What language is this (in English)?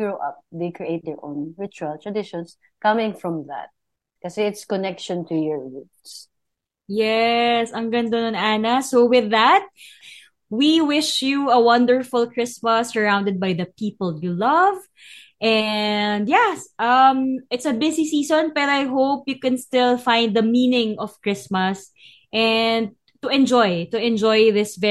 Filipino